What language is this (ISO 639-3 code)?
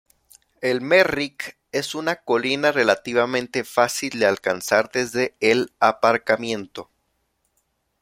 spa